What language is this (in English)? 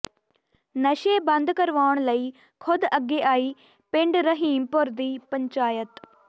Punjabi